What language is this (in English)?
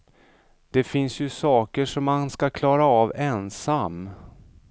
Swedish